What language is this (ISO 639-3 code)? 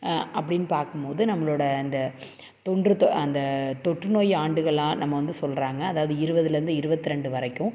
tam